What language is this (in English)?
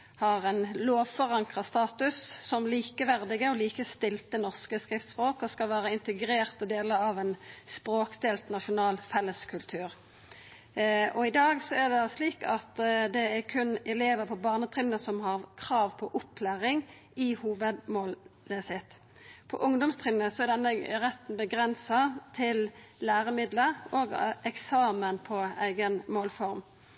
Norwegian Nynorsk